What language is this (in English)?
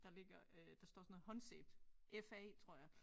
Danish